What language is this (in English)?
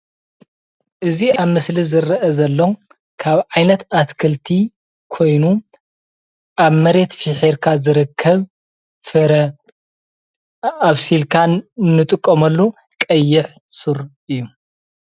Tigrinya